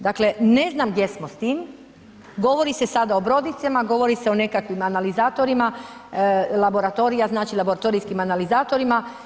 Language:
Croatian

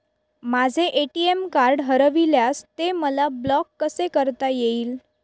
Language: Marathi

